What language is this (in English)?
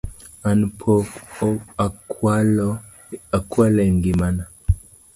Luo (Kenya and Tanzania)